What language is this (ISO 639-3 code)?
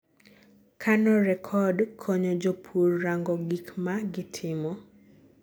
luo